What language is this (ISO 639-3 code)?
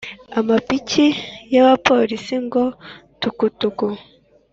kin